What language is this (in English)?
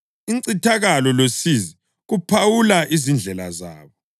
North Ndebele